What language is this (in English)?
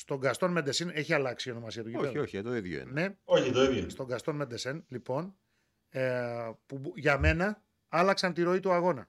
Greek